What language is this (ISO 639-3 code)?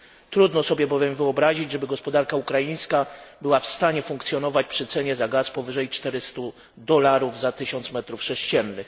pol